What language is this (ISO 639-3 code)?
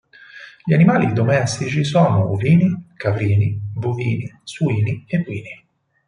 ita